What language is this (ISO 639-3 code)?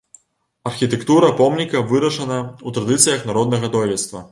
bel